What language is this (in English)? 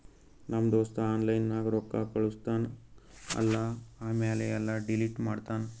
Kannada